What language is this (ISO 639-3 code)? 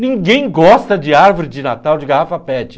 por